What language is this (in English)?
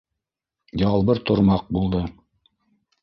Bashkir